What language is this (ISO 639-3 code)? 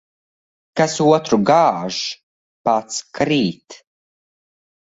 lav